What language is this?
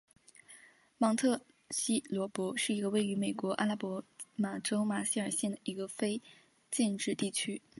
Chinese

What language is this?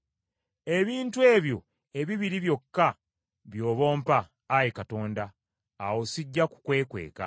Ganda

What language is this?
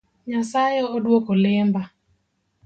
Luo (Kenya and Tanzania)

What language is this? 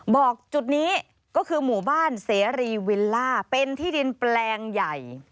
Thai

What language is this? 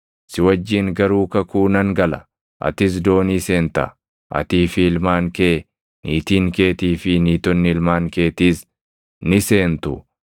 Oromo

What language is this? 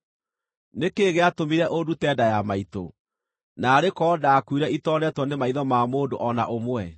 Kikuyu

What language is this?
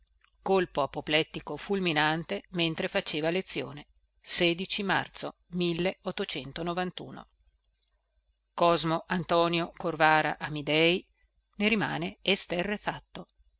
Italian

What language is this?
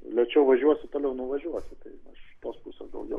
Lithuanian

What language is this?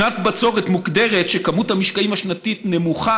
Hebrew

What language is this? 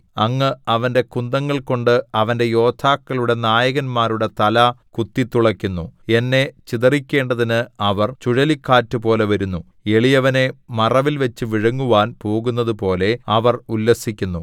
Malayalam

